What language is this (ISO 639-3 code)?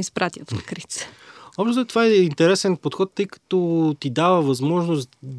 bul